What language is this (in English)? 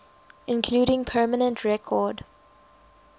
English